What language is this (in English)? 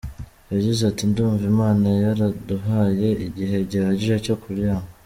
Kinyarwanda